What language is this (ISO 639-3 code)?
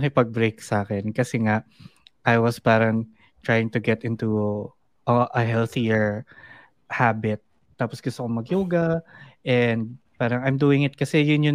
fil